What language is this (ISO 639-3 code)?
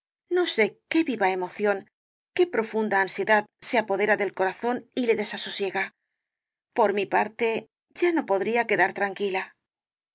spa